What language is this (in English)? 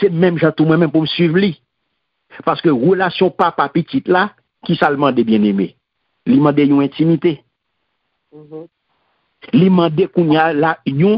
French